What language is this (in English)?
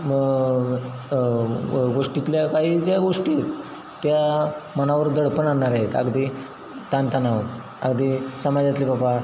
Marathi